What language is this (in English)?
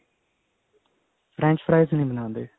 Punjabi